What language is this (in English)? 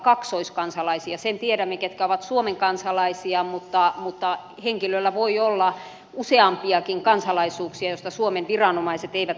Finnish